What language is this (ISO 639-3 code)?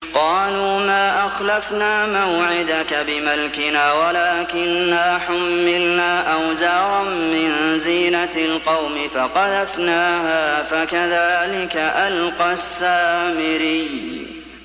ara